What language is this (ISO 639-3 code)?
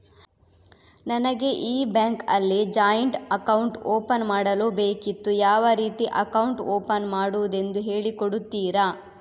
kan